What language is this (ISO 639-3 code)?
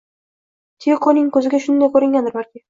uzb